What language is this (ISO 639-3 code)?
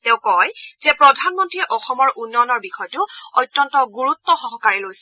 asm